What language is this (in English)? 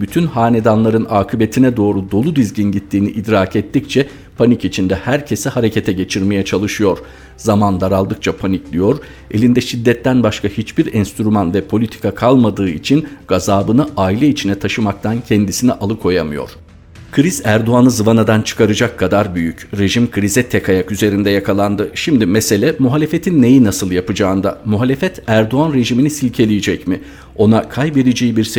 Turkish